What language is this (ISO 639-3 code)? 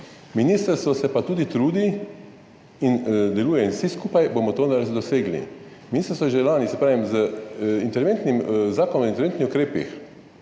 slv